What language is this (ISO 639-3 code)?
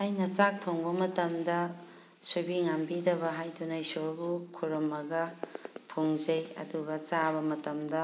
mni